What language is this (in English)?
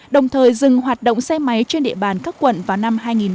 Vietnamese